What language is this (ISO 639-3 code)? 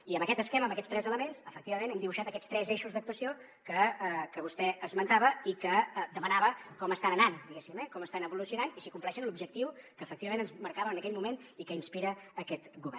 cat